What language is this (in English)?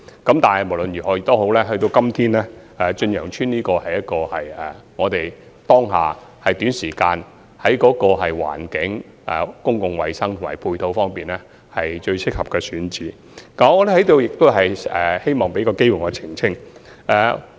Cantonese